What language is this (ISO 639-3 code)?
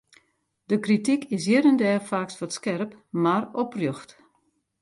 fry